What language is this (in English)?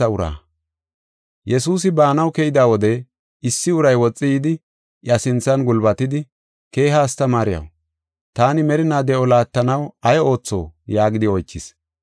Gofa